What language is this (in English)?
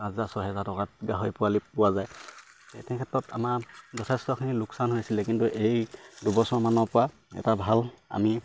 Assamese